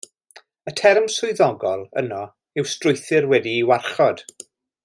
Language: Welsh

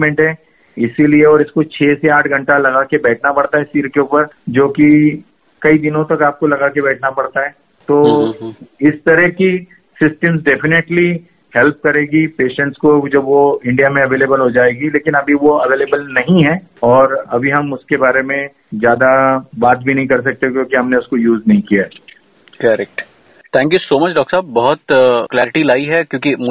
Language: Hindi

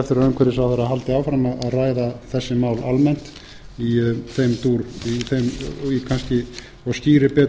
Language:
Icelandic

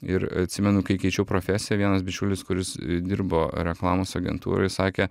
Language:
Lithuanian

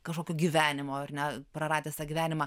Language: Lithuanian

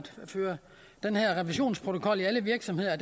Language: Danish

